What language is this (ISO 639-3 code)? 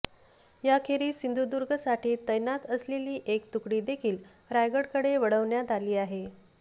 mar